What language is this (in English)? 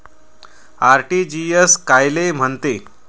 Marathi